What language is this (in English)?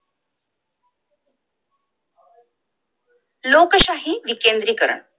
Marathi